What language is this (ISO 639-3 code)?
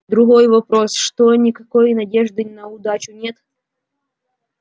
rus